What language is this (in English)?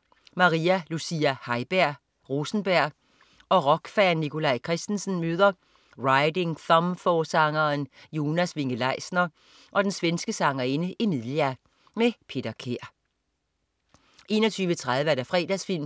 Danish